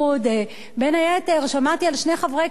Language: Hebrew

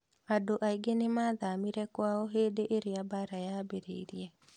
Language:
Kikuyu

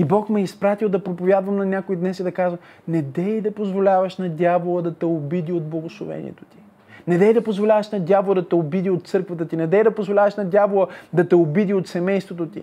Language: Bulgarian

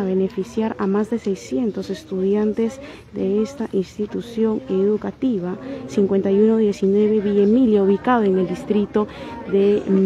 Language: Spanish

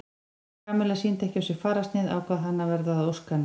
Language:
Icelandic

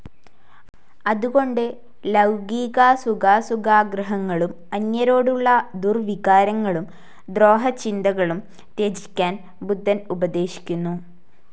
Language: Malayalam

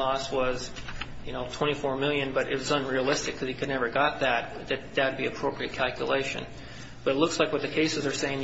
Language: English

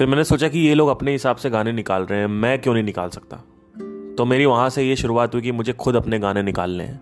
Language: Hindi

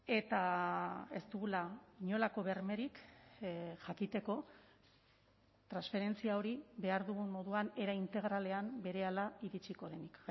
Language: Basque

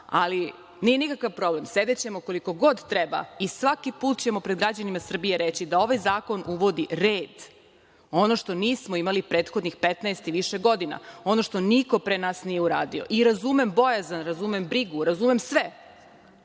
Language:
Serbian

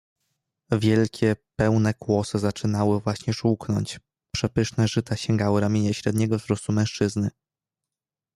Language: Polish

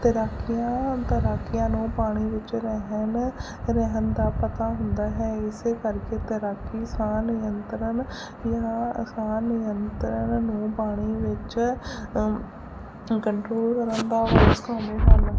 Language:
Punjabi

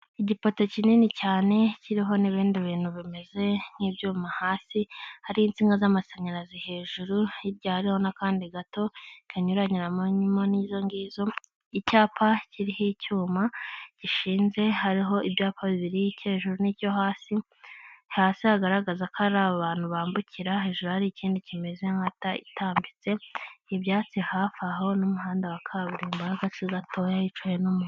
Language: Kinyarwanda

